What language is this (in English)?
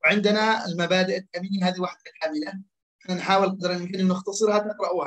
Arabic